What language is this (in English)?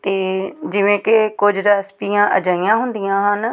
Punjabi